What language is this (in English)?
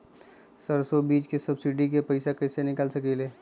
Magahi